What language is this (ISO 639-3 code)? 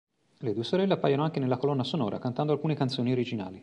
ita